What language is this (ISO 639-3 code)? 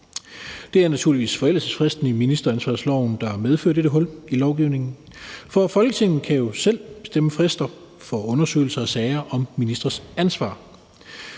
dan